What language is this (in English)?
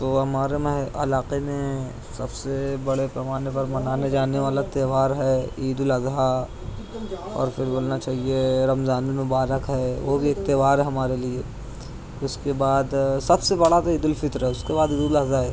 Urdu